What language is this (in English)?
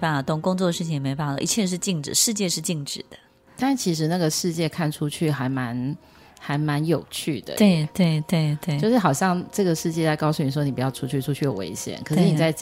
Chinese